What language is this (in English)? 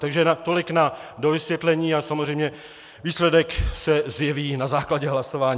Czech